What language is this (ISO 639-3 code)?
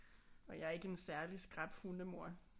dan